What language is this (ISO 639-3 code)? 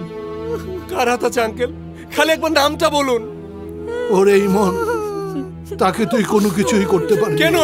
ben